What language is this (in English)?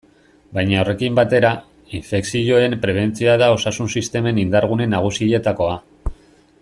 Basque